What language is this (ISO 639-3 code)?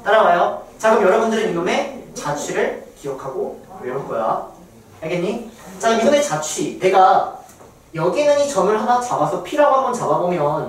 kor